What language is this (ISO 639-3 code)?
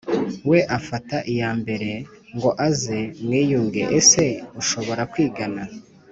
kin